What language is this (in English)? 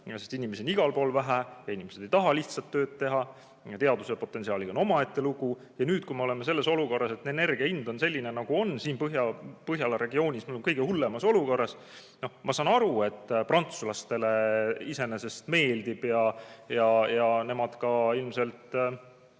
Estonian